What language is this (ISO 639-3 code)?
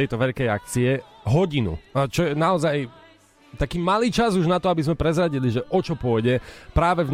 slk